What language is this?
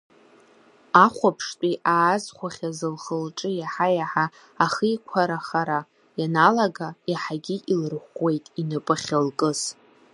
Abkhazian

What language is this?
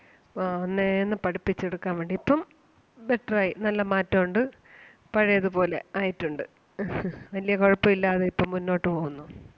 Malayalam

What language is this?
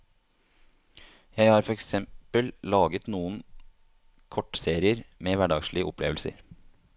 Norwegian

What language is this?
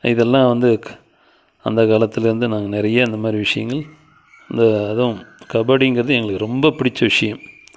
Tamil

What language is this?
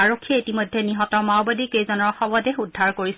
Assamese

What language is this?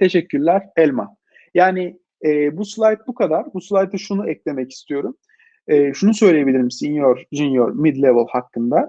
Turkish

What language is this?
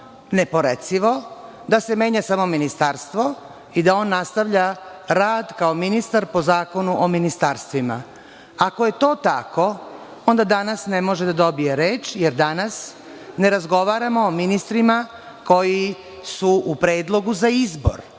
Serbian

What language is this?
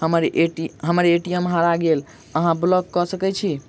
Maithili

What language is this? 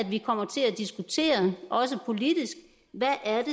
Danish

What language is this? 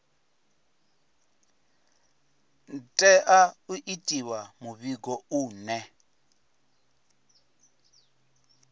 Venda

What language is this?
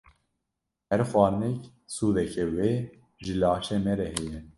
Kurdish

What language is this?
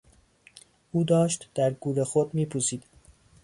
Persian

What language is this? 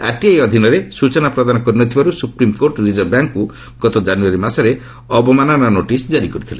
Odia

